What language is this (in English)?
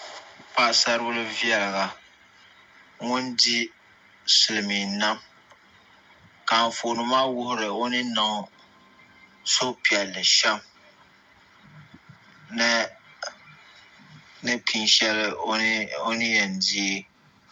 Dagbani